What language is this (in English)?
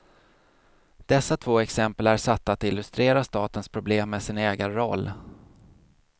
Swedish